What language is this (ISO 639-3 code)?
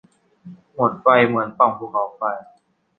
tha